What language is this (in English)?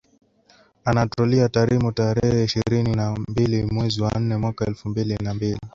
Swahili